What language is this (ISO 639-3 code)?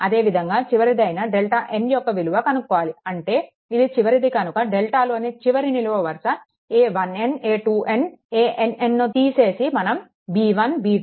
tel